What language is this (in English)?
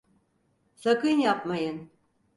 Turkish